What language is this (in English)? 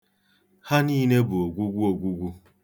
Igbo